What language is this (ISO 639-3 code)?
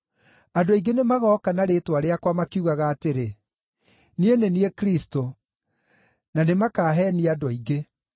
kik